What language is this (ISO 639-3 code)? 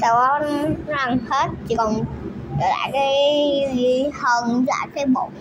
vie